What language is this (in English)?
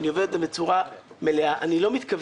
Hebrew